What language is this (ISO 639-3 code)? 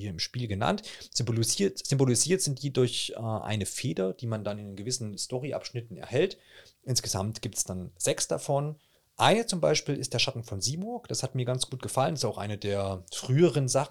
deu